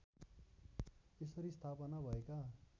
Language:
Nepali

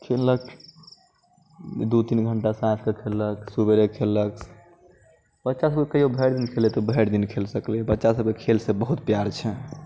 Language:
Maithili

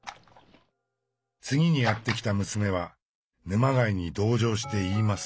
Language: Japanese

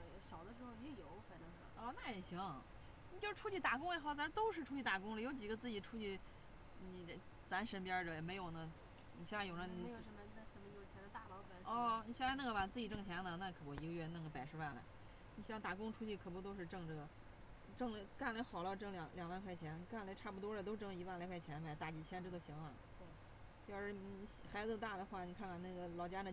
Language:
Chinese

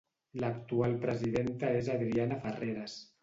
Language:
Catalan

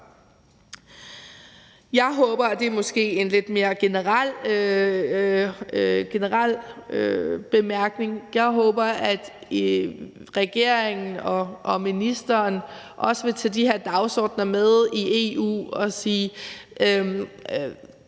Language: Danish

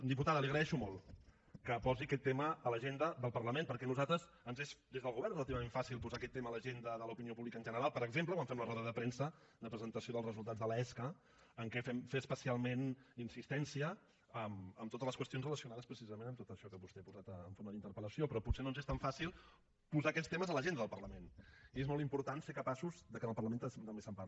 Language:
Catalan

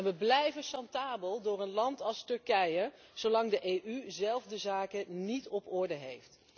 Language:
Dutch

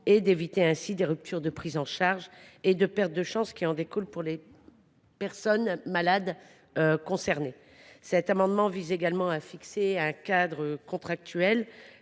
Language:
French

